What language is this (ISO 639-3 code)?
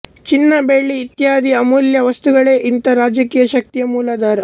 kan